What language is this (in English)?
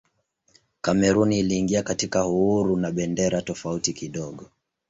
Swahili